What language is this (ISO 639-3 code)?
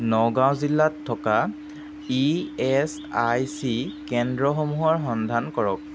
asm